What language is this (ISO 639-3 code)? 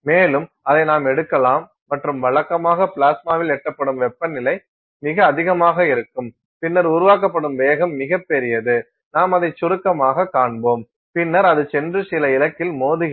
tam